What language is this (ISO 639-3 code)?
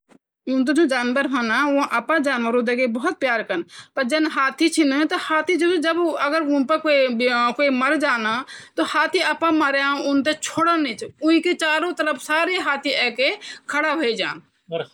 gbm